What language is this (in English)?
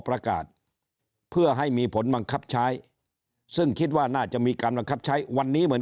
Thai